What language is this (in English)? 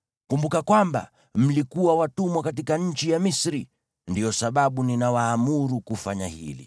Swahili